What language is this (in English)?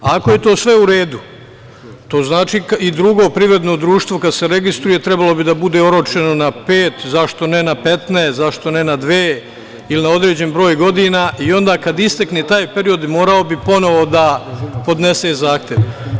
Serbian